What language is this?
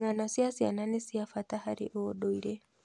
Kikuyu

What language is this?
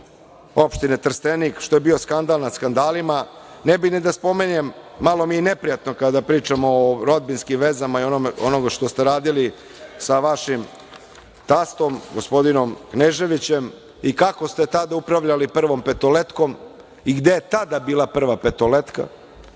Serbian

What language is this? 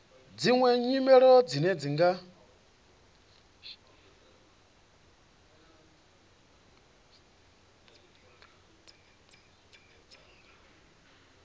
Venda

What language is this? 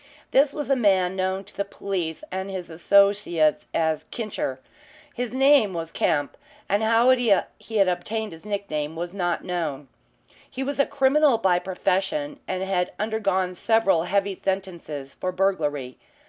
English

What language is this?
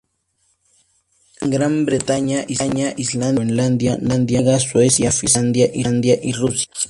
Spanish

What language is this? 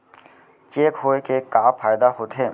Chhattisgarhi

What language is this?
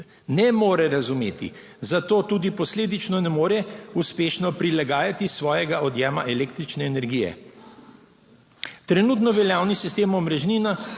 Slovenian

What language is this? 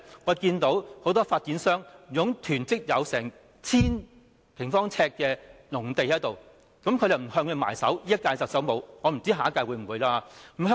Cantonese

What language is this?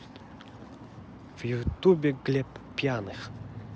Russian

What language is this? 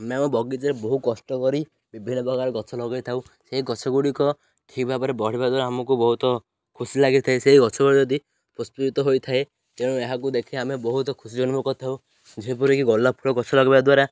Odia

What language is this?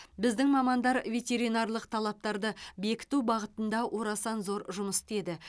Kazakh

